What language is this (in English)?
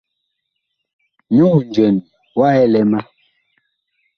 Bakoko